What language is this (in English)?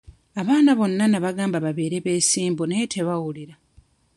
Ganda